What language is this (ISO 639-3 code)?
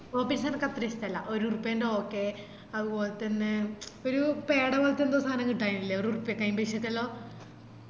mal